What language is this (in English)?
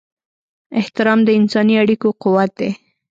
Pashto